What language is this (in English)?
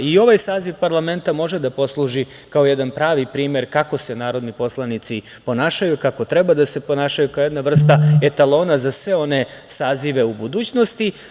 Serbian